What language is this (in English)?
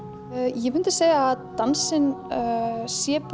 Icelandic